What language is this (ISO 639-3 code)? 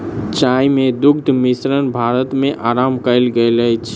mai